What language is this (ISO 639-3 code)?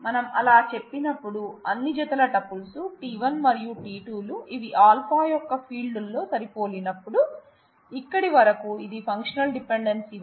tel